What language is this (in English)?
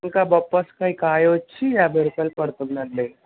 Telugu